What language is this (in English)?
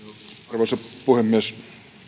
Finnish